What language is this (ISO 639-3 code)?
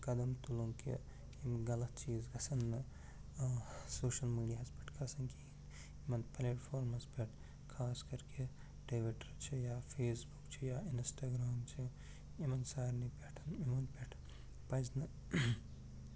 kas